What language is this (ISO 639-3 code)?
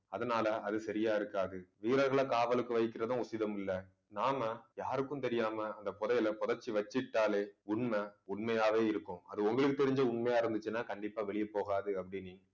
tam